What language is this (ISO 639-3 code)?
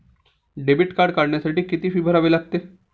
mar